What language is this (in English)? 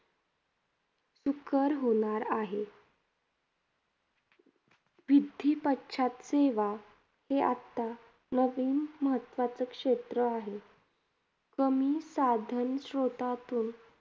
Marathi